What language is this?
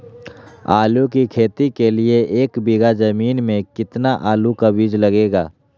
Magahi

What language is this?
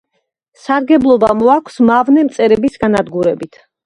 Georgian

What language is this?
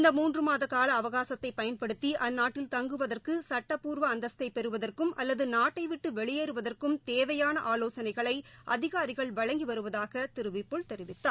Tamil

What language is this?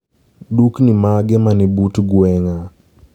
Luo (Kenya and Tanzania)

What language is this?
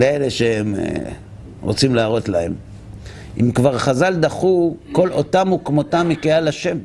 Hebrew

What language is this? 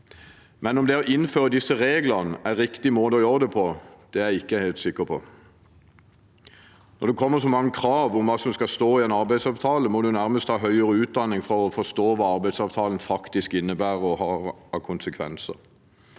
Norwegian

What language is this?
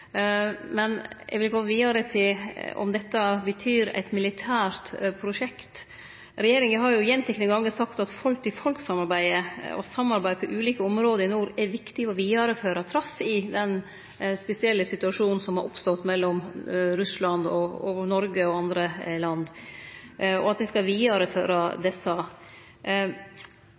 Norwegian Nynorsk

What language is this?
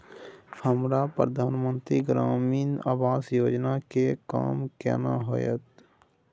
Maithili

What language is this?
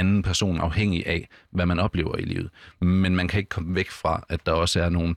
Danish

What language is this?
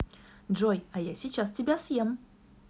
Russian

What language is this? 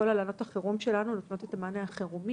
Hebrew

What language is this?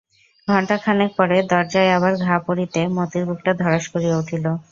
Bangla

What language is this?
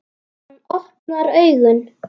Icelandic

